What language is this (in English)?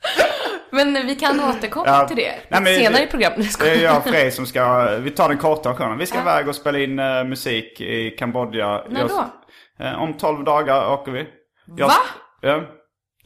Swedish